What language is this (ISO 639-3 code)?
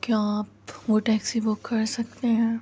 urd